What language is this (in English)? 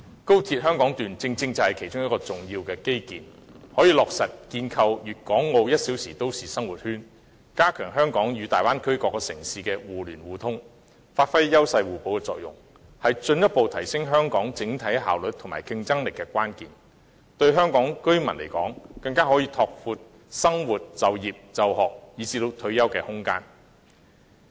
Cantonese